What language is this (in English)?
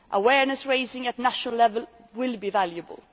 English